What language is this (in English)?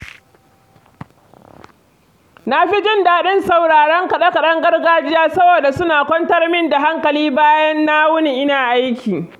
Hausa